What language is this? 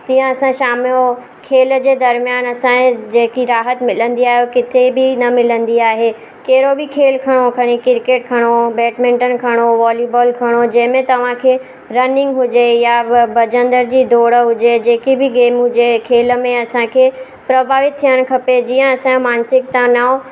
Sindhi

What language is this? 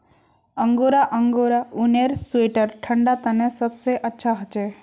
Magahi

